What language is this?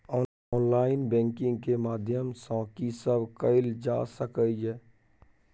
Maithili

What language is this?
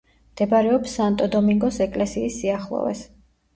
Georgian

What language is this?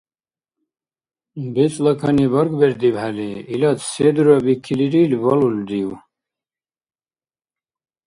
Dargwa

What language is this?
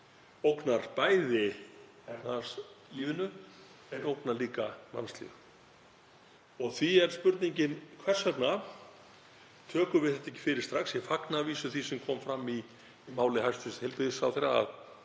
Icelandic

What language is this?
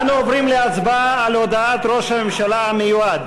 Hebrew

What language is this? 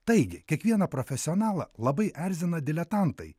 Lithuanian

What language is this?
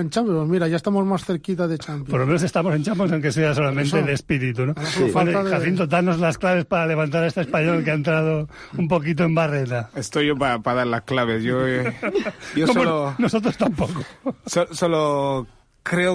Spanish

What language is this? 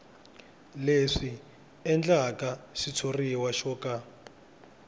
Tsonga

